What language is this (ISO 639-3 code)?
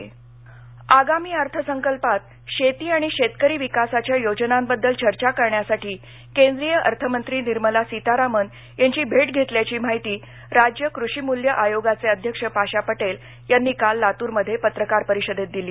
mar